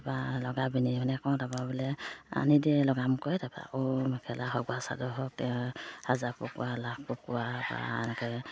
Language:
Assamese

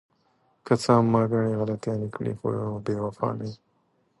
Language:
Pashto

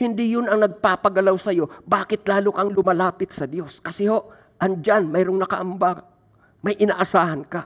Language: Filipino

